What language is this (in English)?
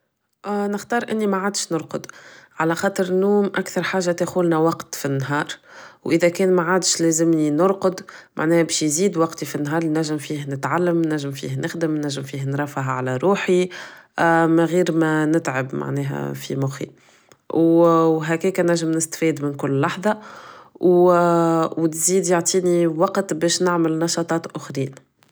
Tunisian Arabic